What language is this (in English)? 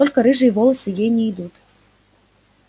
Russian